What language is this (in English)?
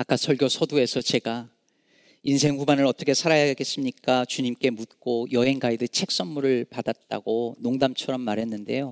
Korean